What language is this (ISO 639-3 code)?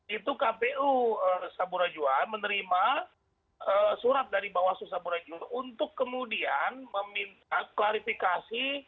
ind